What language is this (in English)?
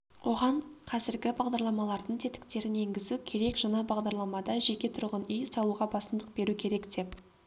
Kazakh